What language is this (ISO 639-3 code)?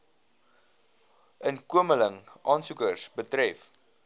afr